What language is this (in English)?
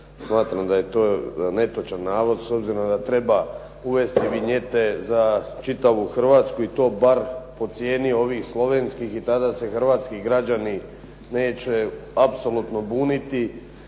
Croatian